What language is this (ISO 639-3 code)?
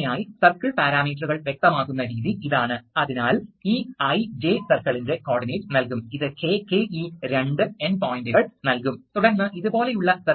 mal